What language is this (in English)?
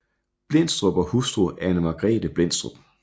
Danish